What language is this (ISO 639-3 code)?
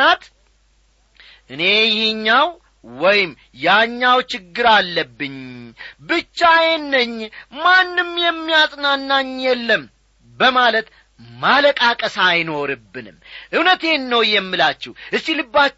amh